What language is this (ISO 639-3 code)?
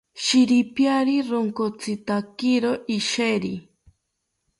cpy